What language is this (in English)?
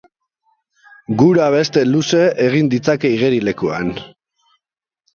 Basque